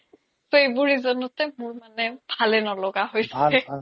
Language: Assamese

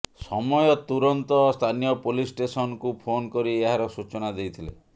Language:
Odia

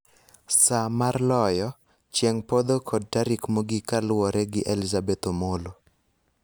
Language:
Luo (Kenya and Tanzania)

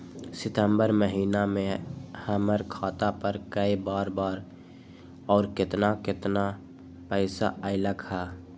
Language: Magahi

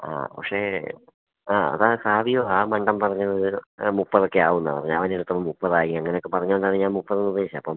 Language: Malayalam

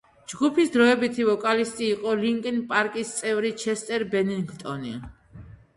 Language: Georgian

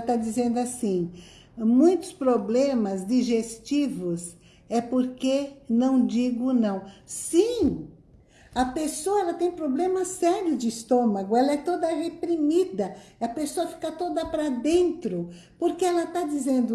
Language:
Portuguese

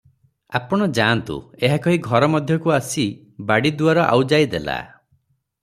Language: Odia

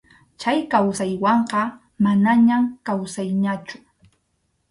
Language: Arequipa-La Unión Quechua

